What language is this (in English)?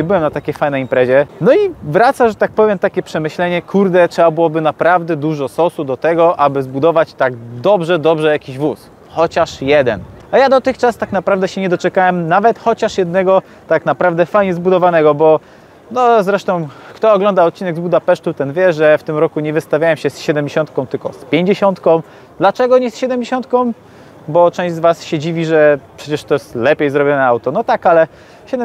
Polish